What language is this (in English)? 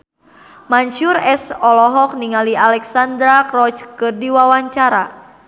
Sundanese